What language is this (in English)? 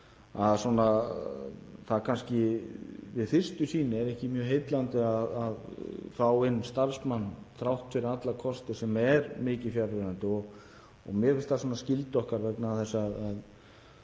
Icelandic